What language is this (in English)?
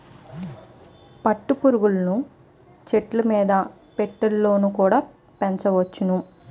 Telugu